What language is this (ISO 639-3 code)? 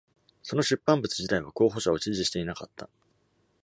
jpn